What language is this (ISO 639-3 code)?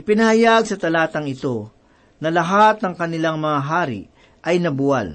fil